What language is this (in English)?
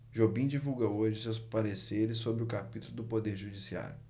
Portuguese